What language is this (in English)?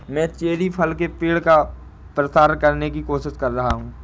Hindi